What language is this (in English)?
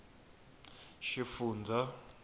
Tsonga